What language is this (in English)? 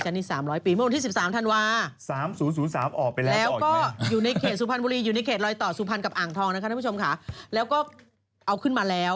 Thai